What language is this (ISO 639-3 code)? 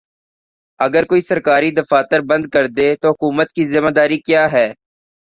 urd